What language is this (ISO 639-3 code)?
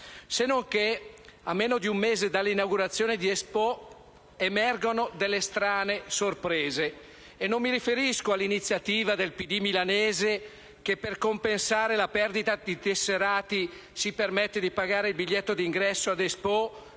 ita